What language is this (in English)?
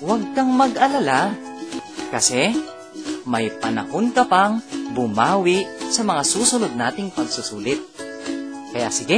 Filipino